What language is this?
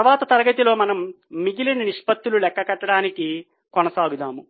Telugu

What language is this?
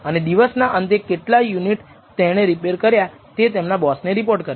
Gujarati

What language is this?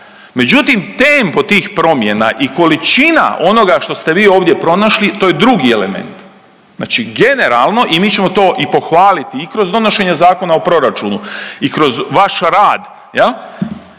Croatian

